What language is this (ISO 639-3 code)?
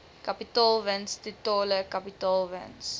afr